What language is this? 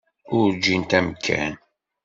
Kabyle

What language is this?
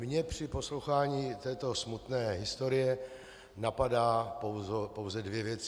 Czech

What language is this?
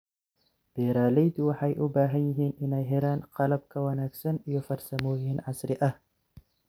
Somali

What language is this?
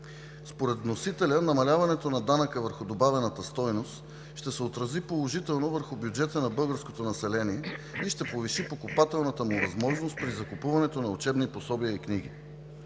Bulgarian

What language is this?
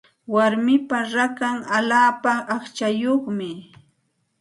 Santa Ana de Tusi Pasco Quechua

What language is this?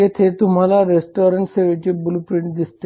Marathi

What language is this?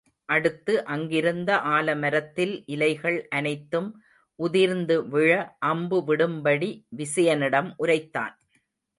Tamil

